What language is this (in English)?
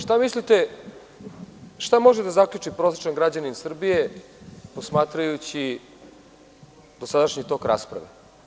Serbian